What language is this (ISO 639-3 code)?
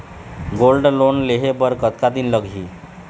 hne